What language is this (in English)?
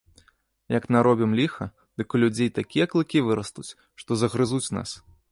Belarusian